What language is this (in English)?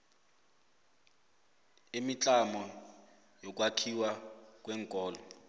South Ndebele